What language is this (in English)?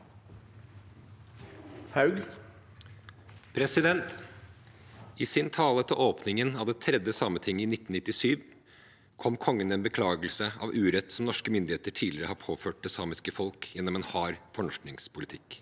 Norwegian